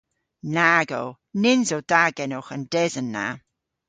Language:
Cornish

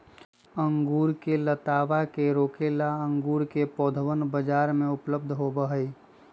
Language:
Magahi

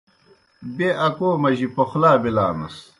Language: Kohistani Shina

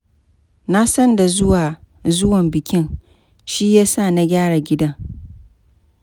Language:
Hausa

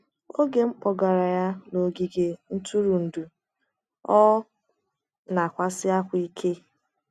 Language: Igbo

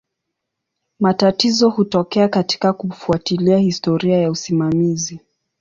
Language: Swahili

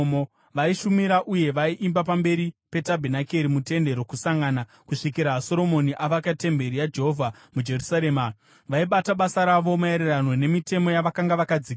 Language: Shona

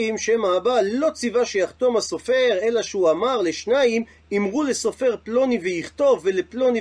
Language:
Hebrew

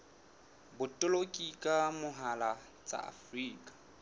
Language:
Southern Sotho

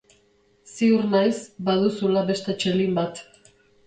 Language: Basque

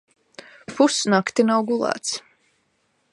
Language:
Latvian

